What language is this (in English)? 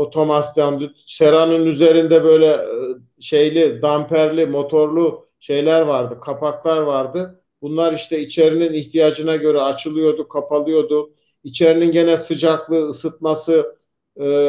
Turkish